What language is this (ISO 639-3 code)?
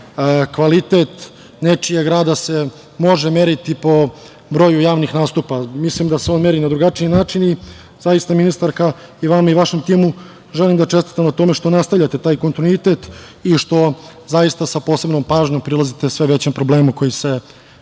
srp